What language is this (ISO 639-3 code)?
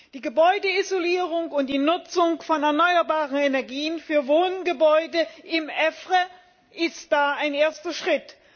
deu